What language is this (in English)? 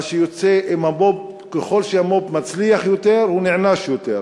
Hebrew